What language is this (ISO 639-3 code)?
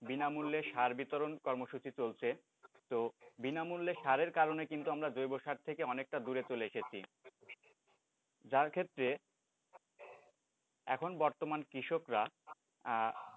ben